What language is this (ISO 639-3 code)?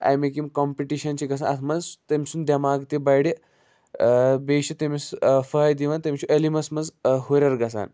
kas